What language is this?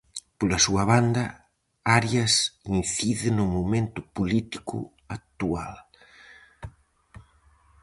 Galician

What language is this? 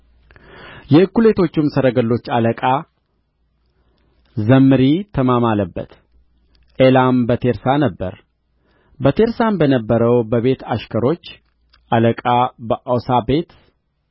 Amharic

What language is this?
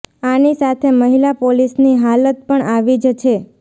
Gujarati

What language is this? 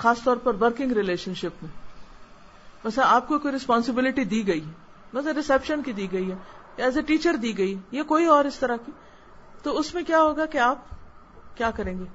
Urdu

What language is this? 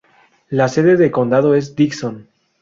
Spanish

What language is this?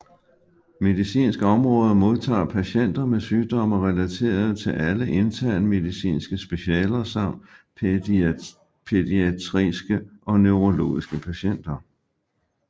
Danish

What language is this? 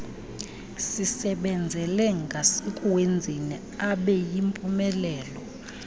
Xhosa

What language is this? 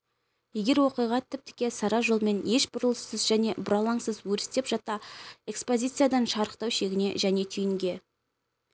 Kazakh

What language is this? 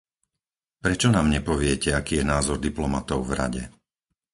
Slovak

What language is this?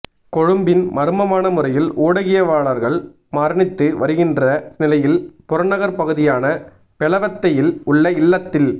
Tamil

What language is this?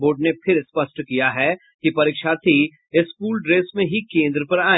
Hindi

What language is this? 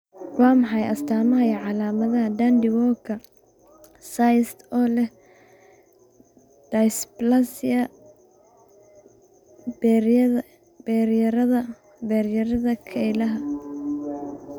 Somali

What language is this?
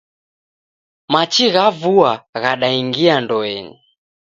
Taita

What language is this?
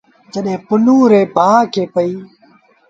Sindhi Bhil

